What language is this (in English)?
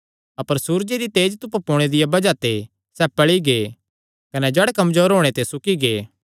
Kangri